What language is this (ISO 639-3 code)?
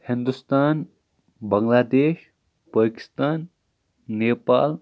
kas